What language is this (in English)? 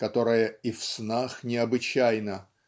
Russian